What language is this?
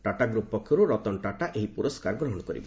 Odia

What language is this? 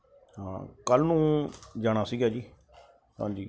Punjabi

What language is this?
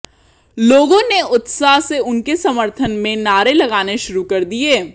Hindi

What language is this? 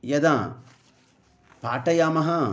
Sanskrit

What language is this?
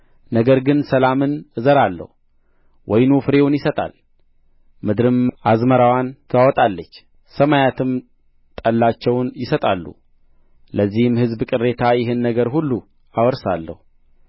Amharic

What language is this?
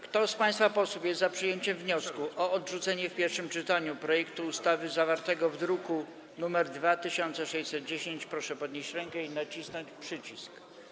Polish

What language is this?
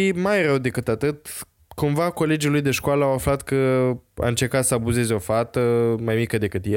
Romanian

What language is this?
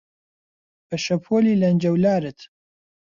Central Kurdish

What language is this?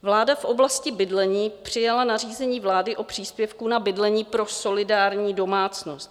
Czech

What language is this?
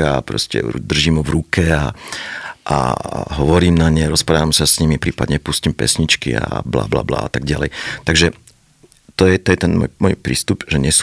Slovak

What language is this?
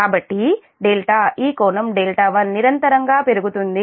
Telugu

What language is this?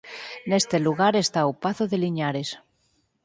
Galician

